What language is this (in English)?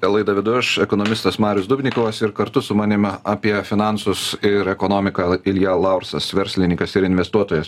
Lithuanian